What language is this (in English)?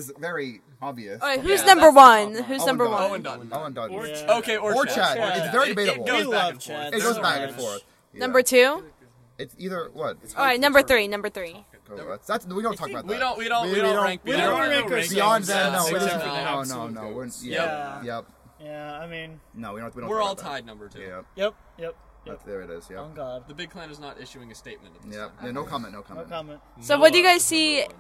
English